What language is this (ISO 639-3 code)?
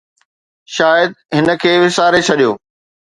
snd